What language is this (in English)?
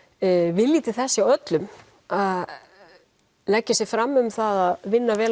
Icelandic